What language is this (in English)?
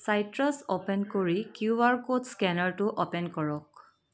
Assamese